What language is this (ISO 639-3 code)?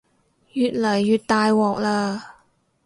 yue